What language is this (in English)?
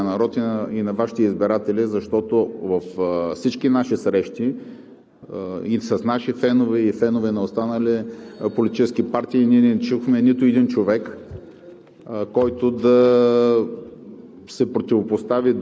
Bulgarian